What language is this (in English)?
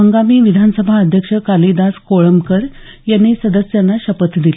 Marathi